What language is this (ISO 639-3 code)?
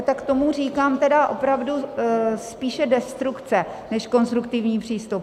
ces